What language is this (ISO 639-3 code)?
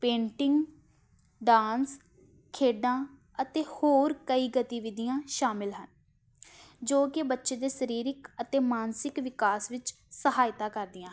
pan